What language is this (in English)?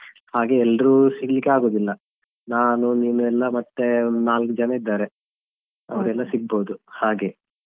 Kannada